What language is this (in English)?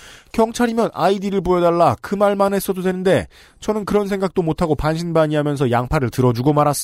Korean